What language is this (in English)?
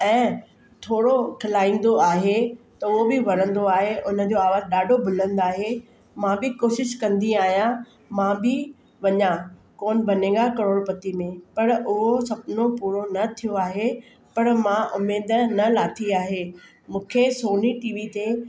Sindhi